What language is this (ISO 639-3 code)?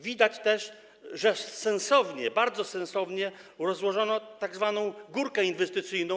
pol